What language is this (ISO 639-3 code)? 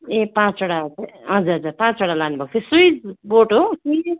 nep